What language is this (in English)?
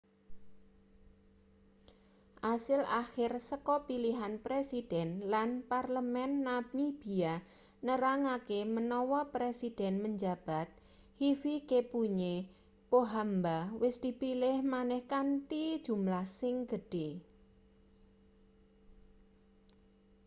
Javanese